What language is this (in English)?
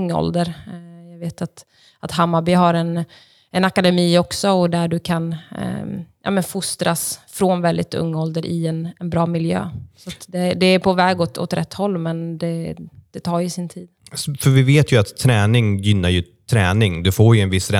Swedish